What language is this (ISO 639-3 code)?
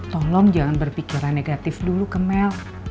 ind